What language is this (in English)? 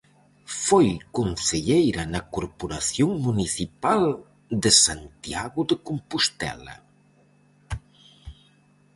Galician